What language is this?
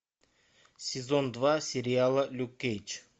Russian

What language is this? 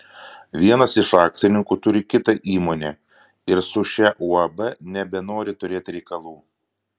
Lithuanian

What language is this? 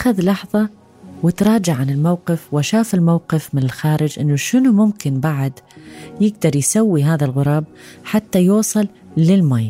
Arabic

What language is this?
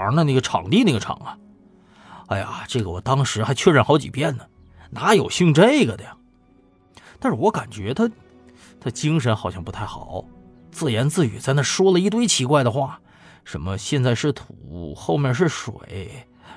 Chinese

